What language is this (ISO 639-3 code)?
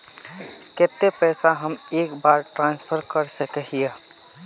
mag